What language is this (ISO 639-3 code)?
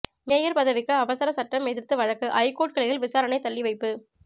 tam